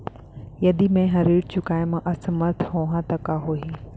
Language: Chhattisgarhi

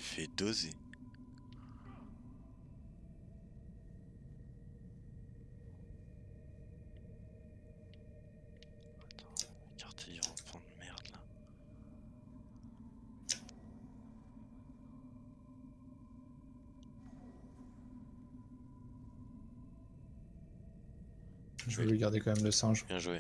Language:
French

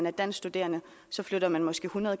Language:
Danish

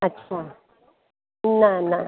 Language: Sindhi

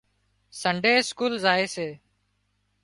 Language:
Wadiyara Koli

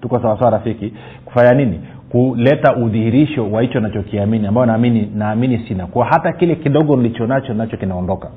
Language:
Swahili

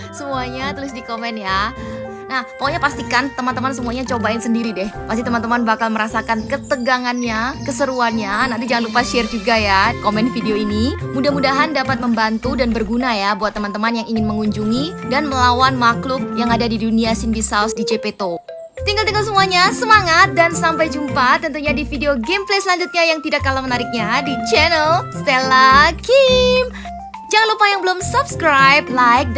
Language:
Indonesian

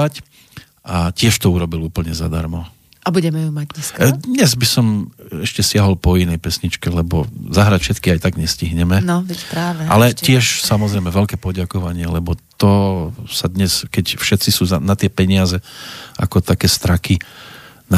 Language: Slovak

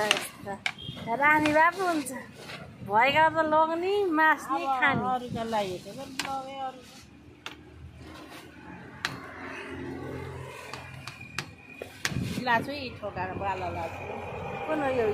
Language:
Arabic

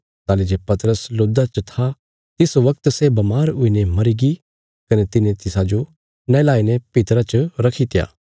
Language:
Bilaspuri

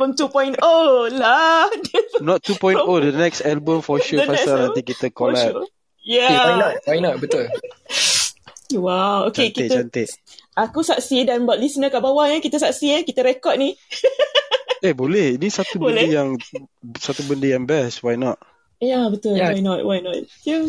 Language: Malay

